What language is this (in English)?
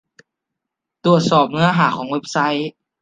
Thai